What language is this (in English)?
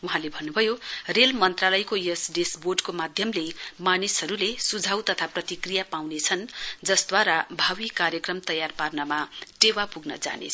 Nepali